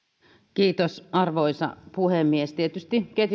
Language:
Finnish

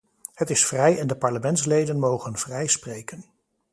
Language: Dutch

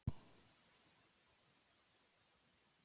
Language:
Icelandic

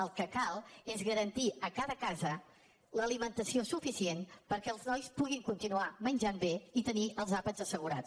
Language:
Catalan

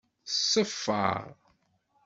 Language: Kabyle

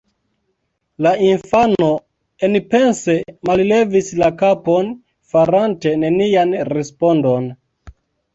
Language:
Esperanto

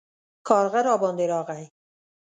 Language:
Pashto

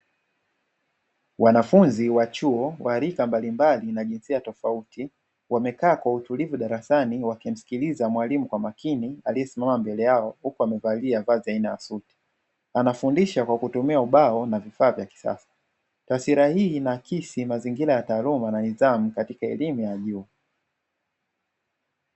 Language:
Swahili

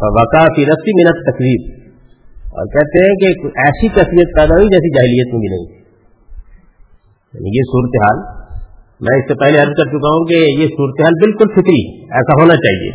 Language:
Urdu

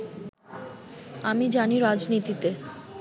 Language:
Bangla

